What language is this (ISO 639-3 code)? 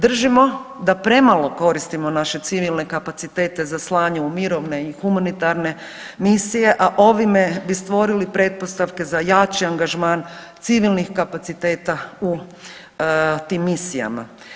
hrv